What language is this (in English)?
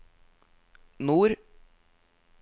Norwegian